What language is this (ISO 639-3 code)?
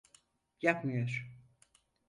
tur